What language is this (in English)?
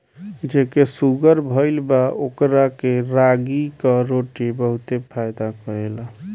Bhojpuri